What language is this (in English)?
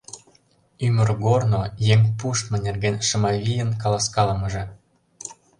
Mari